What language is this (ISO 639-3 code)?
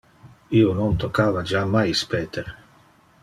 ina